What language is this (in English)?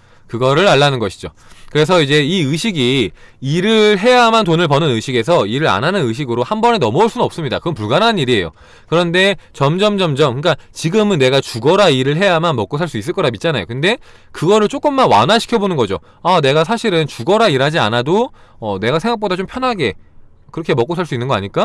Korean